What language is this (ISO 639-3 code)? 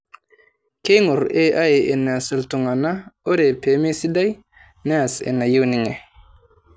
mas